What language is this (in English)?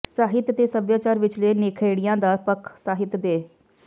Punjabi